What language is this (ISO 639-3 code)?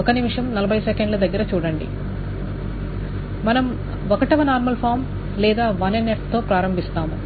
tel